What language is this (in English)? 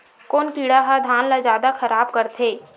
Chhattisgarhi